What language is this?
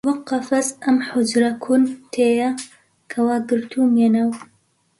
Central Kurdish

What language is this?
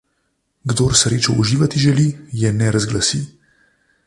Slovenian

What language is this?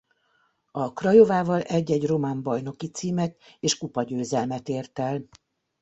Hungarian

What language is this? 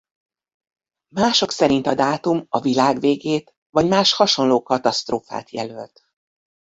Hungarian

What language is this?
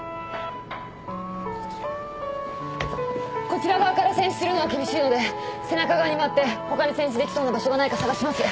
Japanese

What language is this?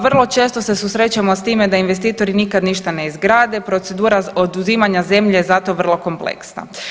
Croatian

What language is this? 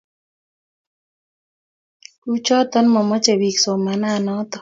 Kalenjin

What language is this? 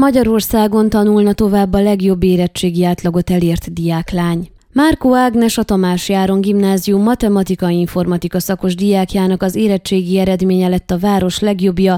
Hungarian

